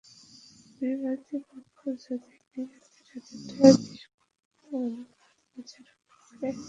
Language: Bangla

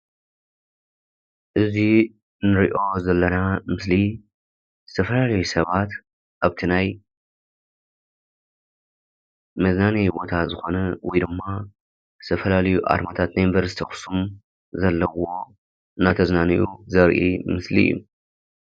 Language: Tigrinya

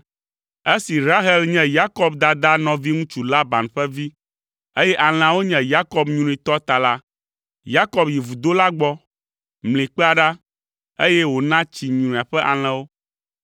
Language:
Ewe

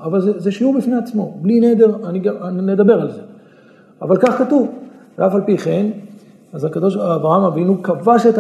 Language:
Hebrew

